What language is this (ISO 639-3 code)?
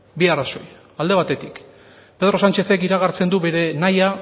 eus